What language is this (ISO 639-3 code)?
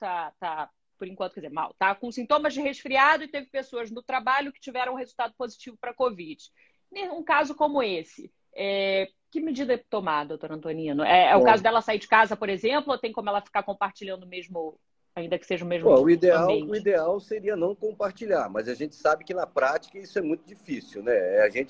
por